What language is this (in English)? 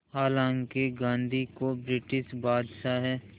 Hindi